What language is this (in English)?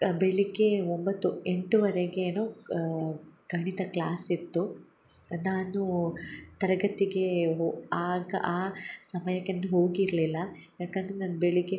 Kannada